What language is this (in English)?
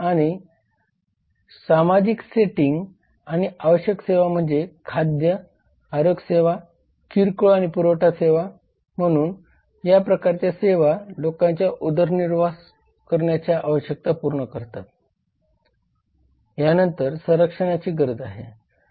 Marathi